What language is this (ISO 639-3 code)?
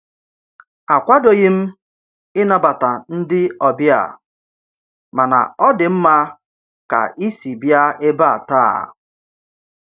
ibo